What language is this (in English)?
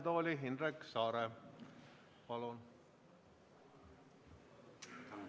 Estonian